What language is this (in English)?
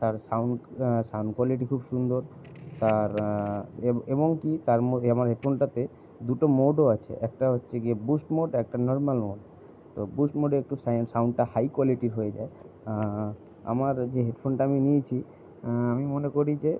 Bangla